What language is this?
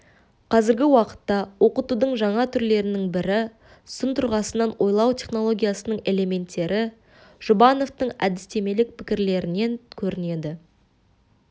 Kazakh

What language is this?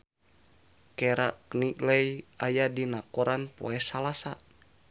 Sundanese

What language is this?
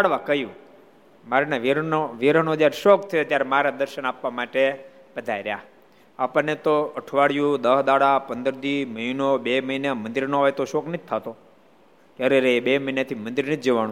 Gujarati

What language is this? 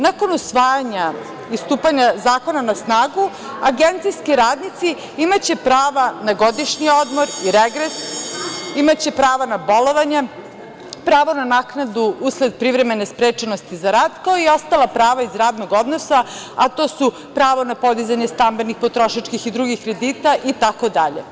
Serbian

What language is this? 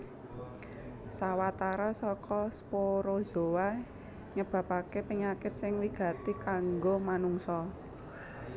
Javanese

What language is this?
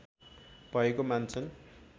Nepali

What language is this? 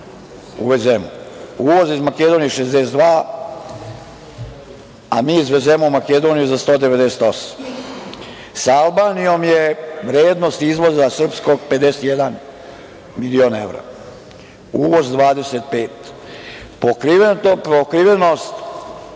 Serbian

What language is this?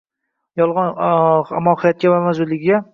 Uzbek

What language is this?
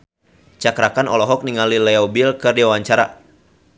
Sundanese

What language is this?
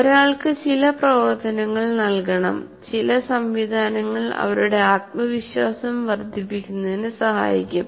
Malayalam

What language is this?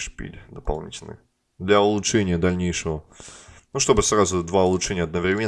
Russian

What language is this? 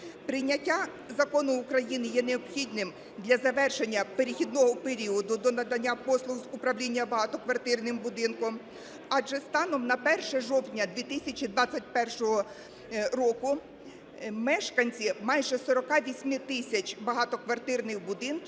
Ukrainian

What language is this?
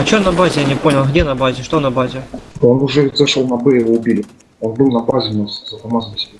Russian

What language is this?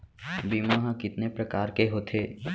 Chhattisgarhi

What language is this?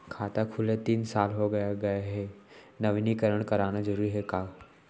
Chhattisgarhi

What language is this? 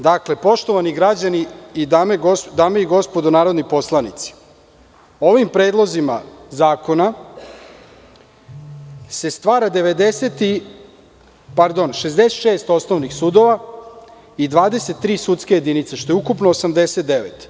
Serbian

